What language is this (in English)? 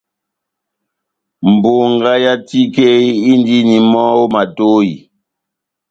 Batanga